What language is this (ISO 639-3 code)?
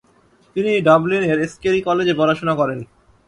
ben